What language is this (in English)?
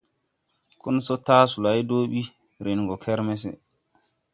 Tupuri